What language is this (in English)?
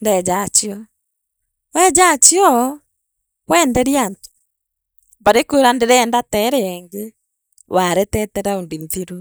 Meru